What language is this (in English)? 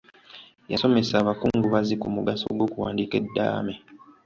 Ganda